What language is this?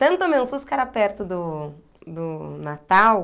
Portuguese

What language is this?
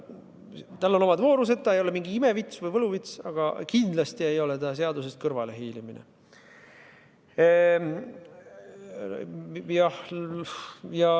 Estonian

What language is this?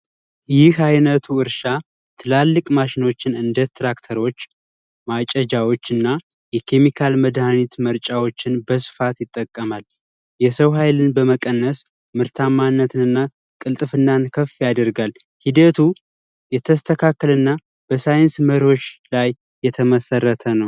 Amharic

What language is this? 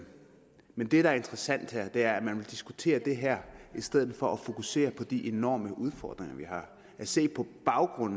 Danish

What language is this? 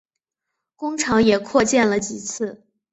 Chinese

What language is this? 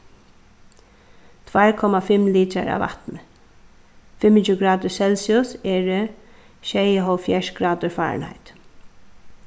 Faroese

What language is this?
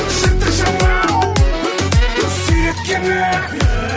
Kazakh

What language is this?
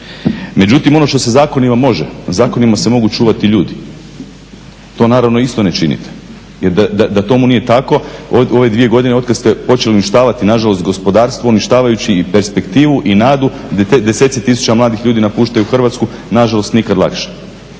Croatian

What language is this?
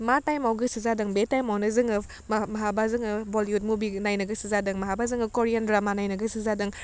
Bodo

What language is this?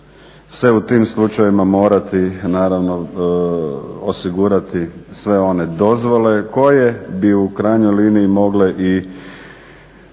Croatian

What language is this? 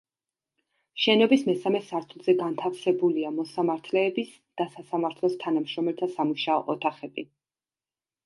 Georgian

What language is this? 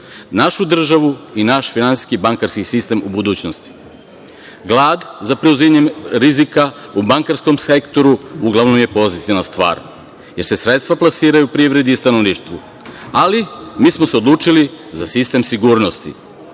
Serbian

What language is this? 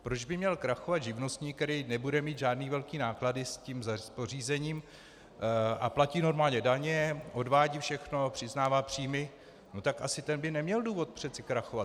Czech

